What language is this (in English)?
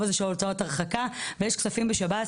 Hebrew